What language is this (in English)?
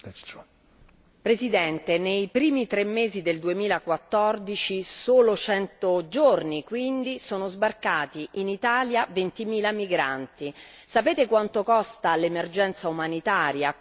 Italian